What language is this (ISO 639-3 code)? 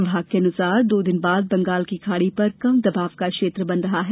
hin